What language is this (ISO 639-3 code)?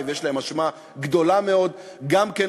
heb